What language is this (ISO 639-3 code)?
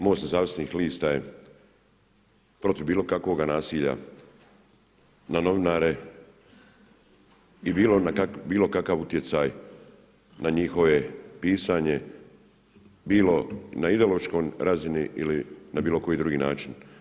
hrv